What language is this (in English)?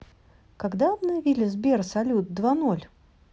Russian